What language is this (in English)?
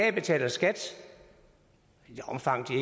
Danish